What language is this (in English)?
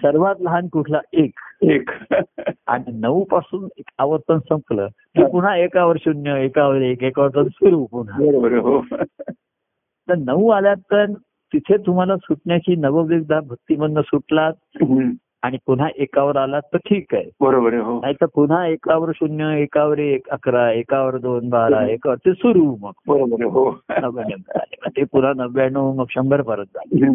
Marathi